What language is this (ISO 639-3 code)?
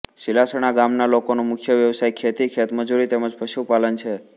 guj